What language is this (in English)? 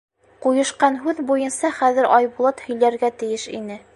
Bashkir